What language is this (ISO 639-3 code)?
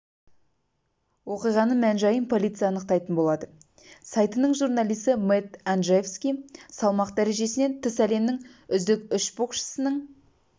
kaz